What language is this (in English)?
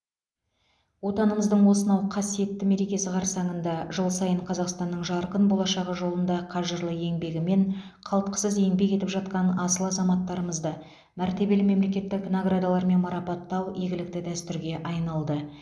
Kazakh